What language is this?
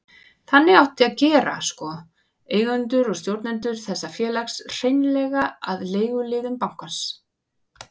Icelandic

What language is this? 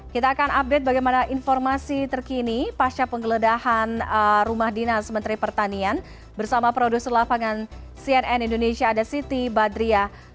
Indonesian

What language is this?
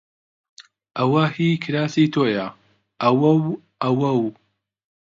Central Kurdish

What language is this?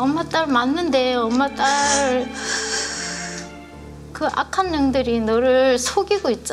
Korean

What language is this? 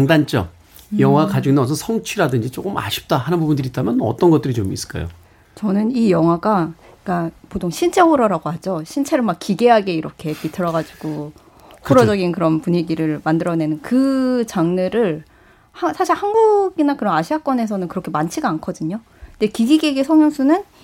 Korean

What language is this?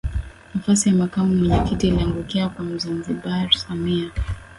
Swahili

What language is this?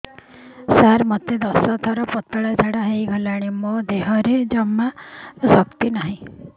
Odia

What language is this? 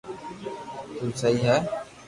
Loarki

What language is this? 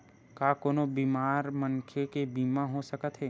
Chhattisgarhi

